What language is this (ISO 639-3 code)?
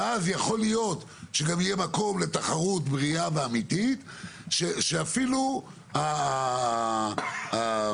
heb